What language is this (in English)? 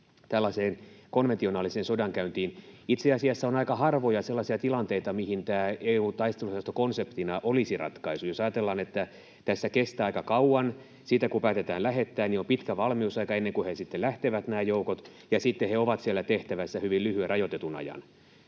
Finnish